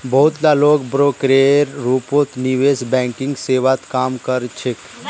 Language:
Magahi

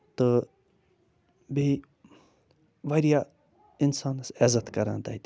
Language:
Kashmiri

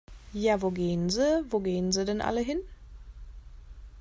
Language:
German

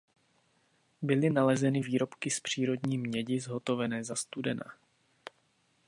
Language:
Czech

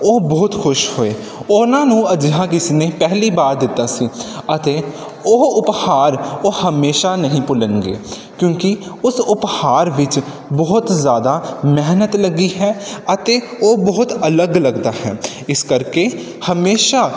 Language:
Punjabi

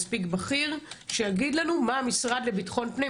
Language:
Hebrew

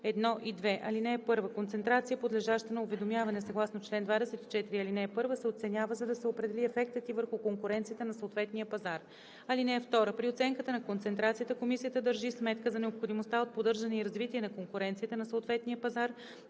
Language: Bulgarian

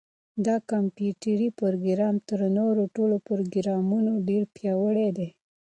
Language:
Pashto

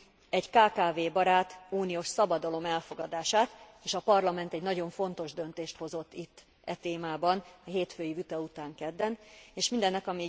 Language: Hungarian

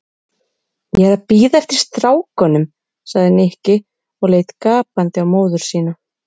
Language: Icelandic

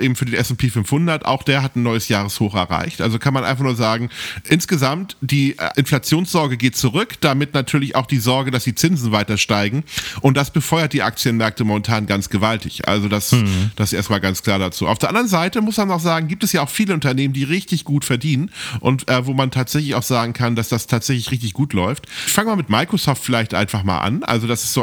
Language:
German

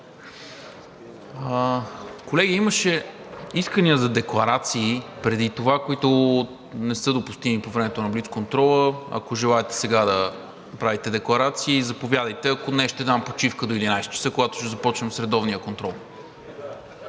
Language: Bulgarian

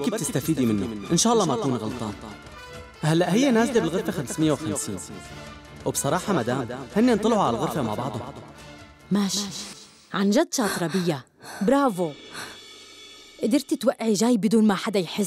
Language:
Arabic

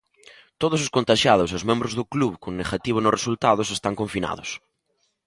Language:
Galician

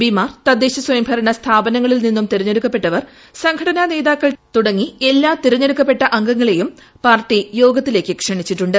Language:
Malayalam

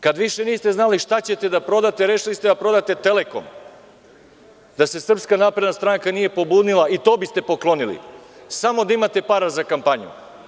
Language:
Serbian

